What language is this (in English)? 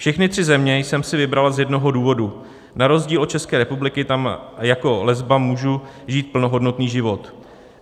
Czech